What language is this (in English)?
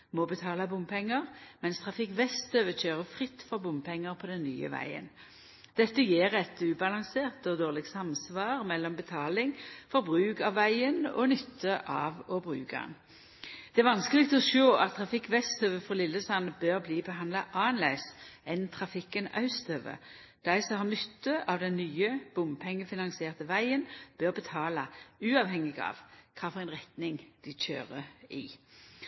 Norwegian Nynorsk